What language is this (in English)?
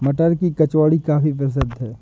Hindi